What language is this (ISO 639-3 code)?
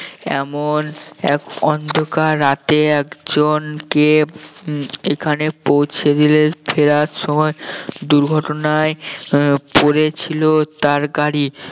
ben